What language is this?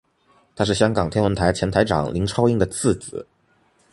Chinese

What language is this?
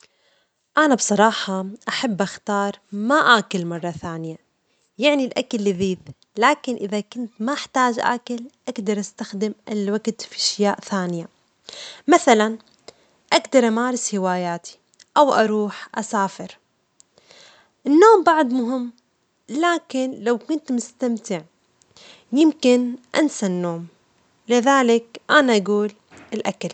Omani Arabic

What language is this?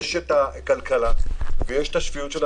Hebrew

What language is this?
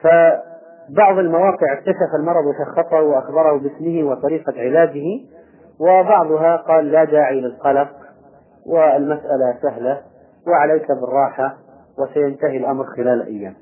Arabic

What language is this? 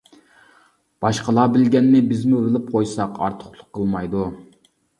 Uyghur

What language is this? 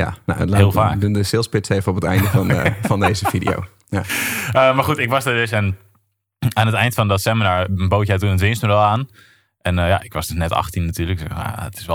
Dutch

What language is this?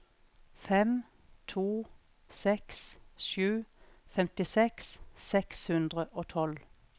Norwegian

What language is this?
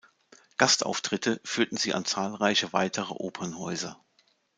German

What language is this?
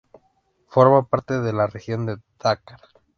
Spanish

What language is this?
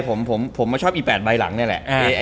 Thai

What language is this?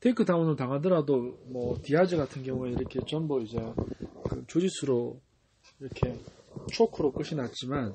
Korean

